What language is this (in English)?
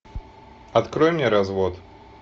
Russian